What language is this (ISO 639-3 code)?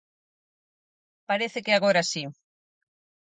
glg